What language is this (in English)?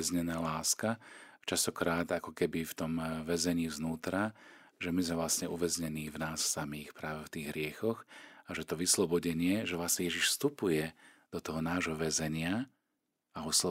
Slovak